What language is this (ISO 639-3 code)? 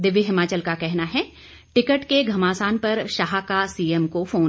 hin